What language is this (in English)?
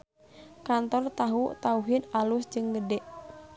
Sundanese